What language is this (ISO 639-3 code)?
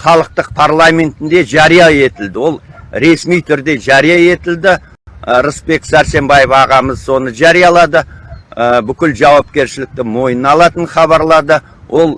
tur